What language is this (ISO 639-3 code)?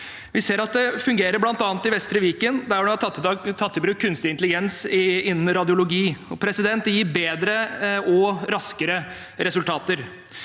nor